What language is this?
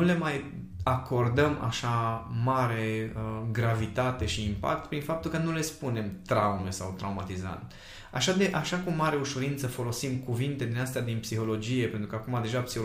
Romanian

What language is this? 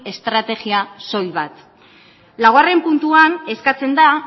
Basque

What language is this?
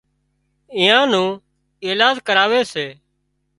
Wadiyara Koli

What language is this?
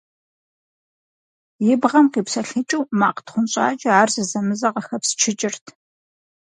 Kabardian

